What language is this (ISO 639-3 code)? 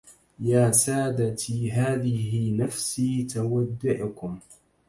ara